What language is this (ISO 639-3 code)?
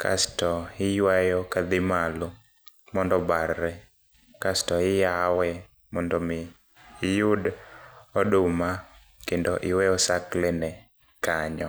luo